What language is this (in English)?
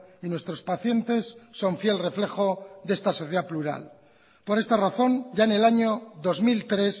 Spanish